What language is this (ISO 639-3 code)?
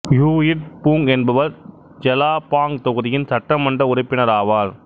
tam